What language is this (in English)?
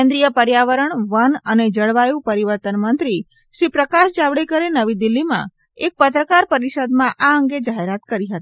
Gujarati